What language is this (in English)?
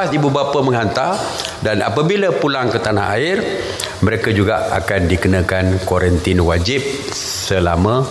Malay